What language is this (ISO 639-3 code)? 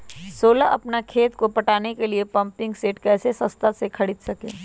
mag